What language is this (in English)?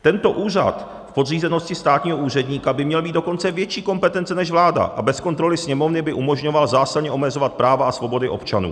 Czech